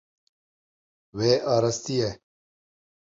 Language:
Kurdish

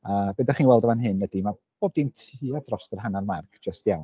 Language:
Welsh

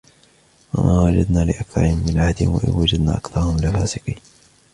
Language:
Arabic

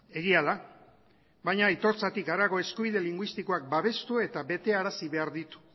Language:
Basque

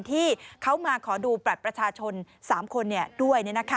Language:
Thai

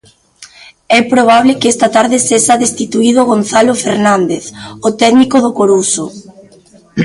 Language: Galician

